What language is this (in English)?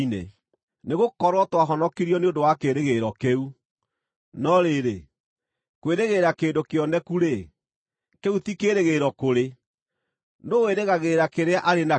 Kikuyu